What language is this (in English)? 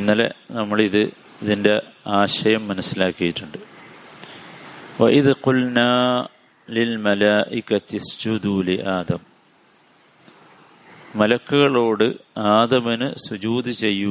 Malayalam